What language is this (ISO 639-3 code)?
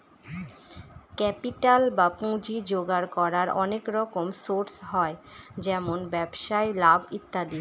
ben